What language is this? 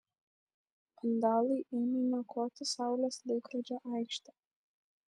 Lithuanian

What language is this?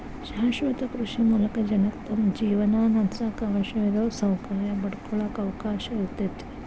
Kannada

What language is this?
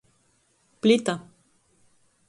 Latgalian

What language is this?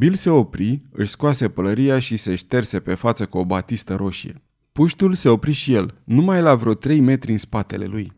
Romanian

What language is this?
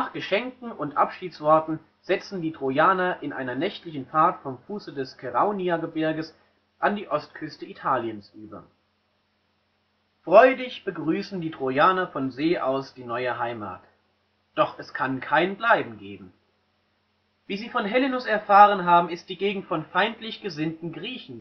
German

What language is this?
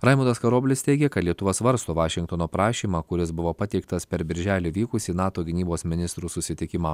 Lithuanian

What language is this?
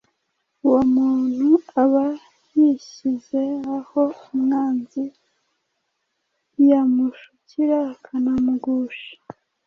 Kinyarwanda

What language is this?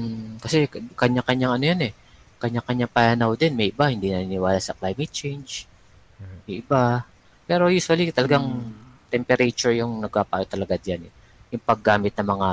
Filipino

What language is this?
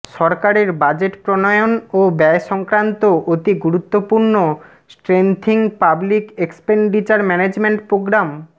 Bangla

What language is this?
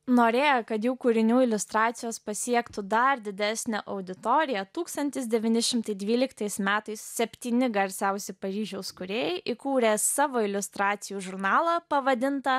Lithuanian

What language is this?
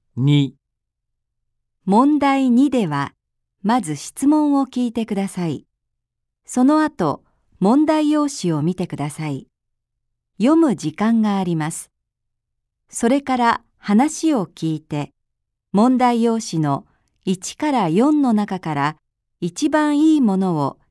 Japanese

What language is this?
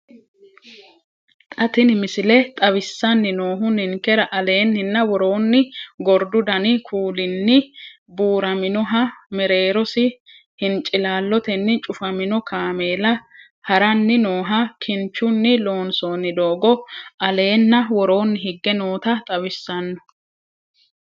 Sidamo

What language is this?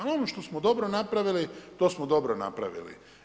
Croatian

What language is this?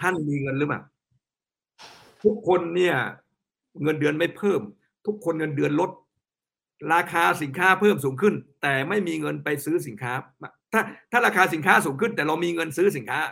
Thai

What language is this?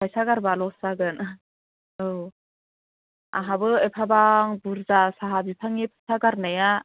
Bodo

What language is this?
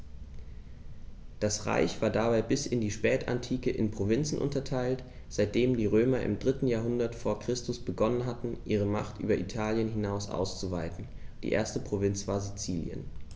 German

